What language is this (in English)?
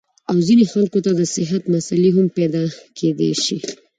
Pashto